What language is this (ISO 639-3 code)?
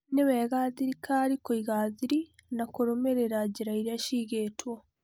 kik